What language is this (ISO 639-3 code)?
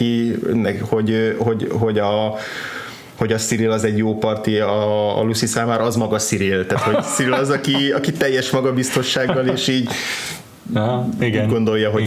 hun